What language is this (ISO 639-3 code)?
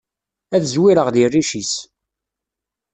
kab